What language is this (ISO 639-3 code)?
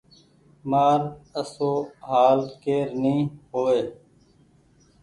gig